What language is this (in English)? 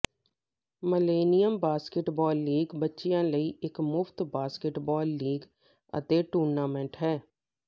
Punjabi